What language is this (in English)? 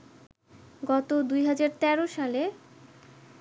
Bangla